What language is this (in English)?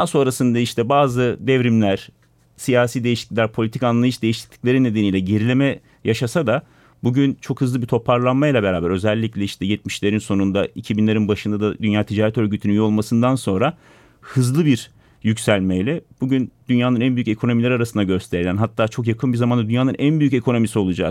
Turkish